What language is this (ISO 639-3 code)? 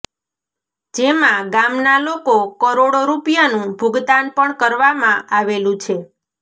guj